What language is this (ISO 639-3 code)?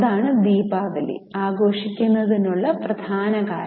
mal